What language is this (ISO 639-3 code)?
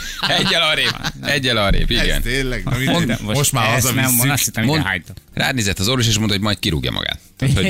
hun